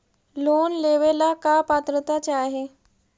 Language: Magahi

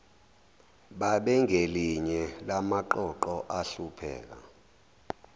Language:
Zulu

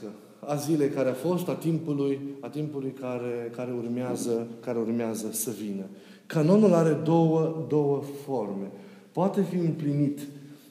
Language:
Romanian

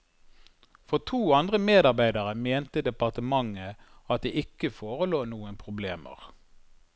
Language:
Norwegian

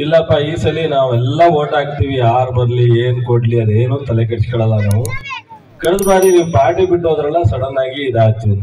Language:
Romanian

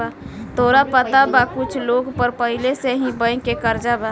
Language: Bhojpuri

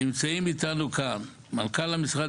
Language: Hebrew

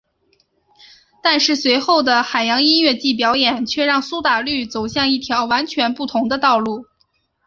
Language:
Chinese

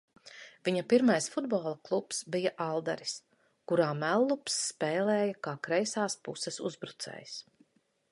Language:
Latvian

